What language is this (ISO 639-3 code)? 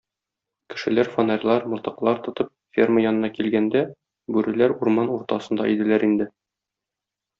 tat